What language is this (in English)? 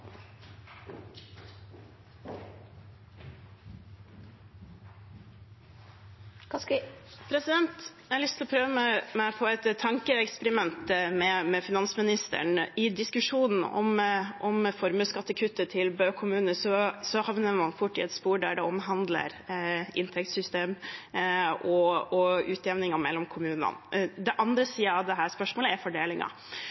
Norwegian Bokmål